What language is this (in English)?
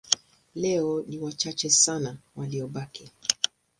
Swahili